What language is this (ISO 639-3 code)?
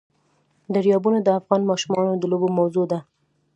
pus